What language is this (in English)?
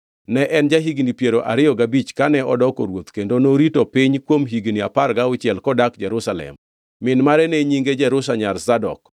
Luo (Kenya and Tanzania)